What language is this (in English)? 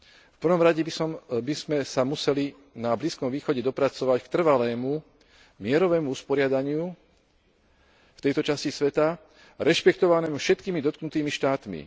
Slovak